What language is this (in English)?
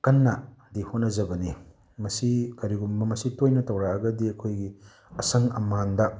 Manipuri